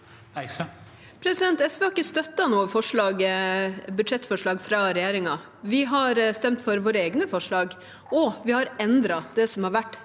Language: Norwegian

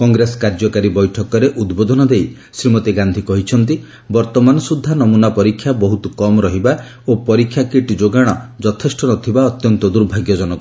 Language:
Odia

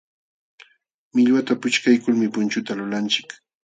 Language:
Jauja Wanca Quechua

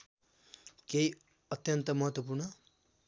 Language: Nepali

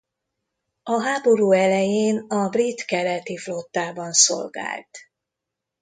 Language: Hungarian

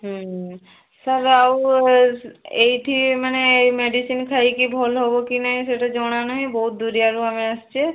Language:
Odia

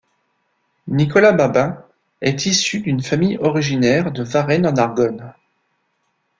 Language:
French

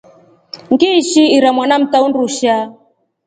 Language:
Rombo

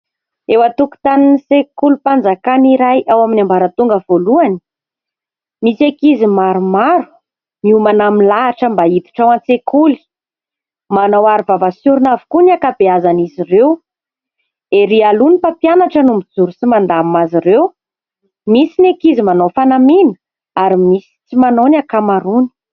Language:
Malagasy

